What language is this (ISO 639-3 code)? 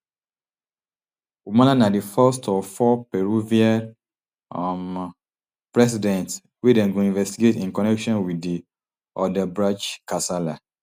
pcm